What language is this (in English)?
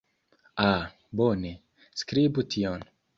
Esperanto